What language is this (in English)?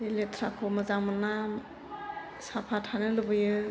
Bodo